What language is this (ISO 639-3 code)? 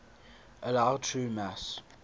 eng